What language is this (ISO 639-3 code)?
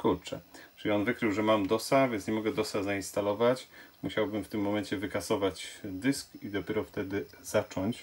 pol